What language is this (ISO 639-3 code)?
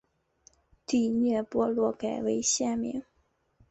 zho